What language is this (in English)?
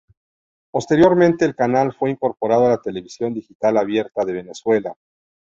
Spanish